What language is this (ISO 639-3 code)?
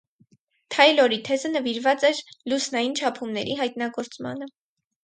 hye